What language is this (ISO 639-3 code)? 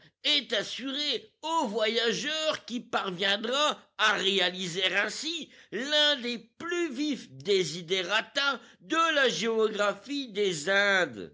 fra